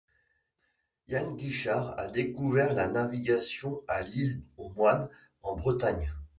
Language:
French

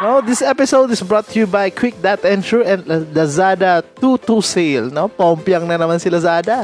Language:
Filipino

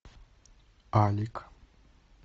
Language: Russian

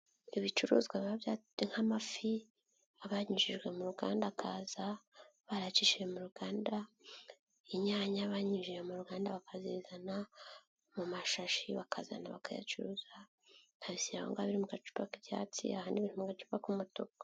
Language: Kinyarwanda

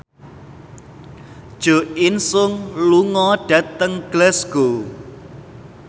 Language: Javanese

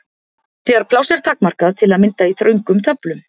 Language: Icelandic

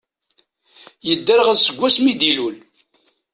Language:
Kabyle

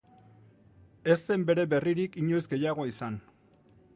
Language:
Basque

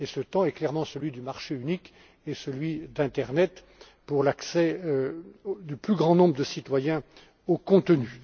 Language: French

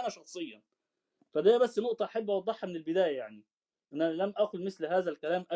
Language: Arabic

